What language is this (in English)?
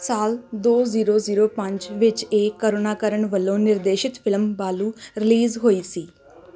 Punjabi